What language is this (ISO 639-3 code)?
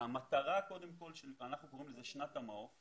heb